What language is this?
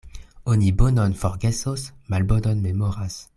Esperanto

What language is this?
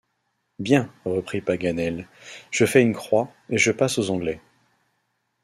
French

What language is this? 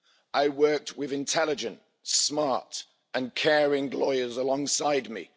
English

